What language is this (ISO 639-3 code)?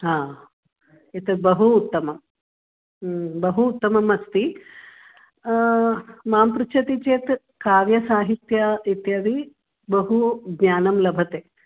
san